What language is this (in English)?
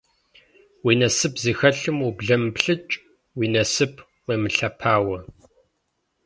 Kabardian